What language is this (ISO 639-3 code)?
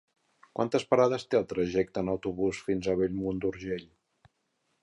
cat